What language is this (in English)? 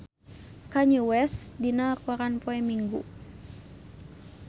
Sundanese